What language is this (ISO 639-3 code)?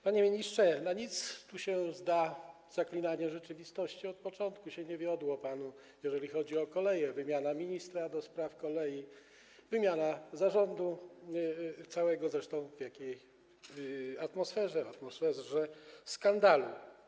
pol